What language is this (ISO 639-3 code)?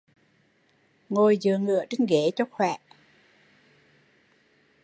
vie